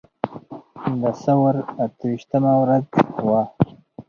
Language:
Pashto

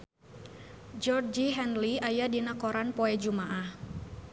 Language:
Sundanese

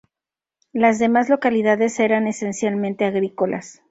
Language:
Spanish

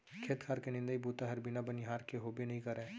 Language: Chhattisgarhi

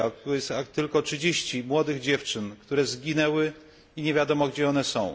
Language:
Polish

